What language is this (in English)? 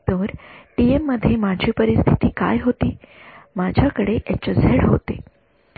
Marathi